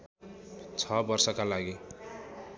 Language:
Nepali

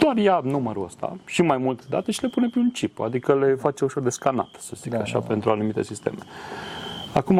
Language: Romanian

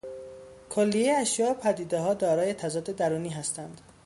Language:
Persian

